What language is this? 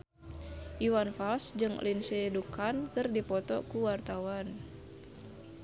Sundanese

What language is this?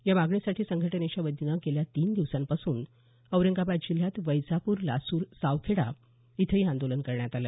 Marathi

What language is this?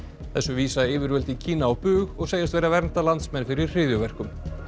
Icelandic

